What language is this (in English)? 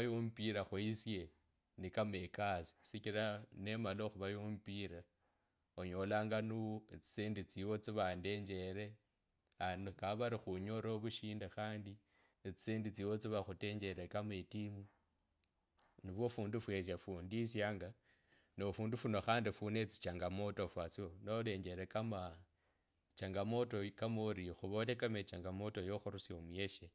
Kabras